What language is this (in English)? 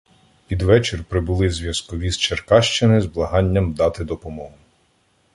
Ukrainian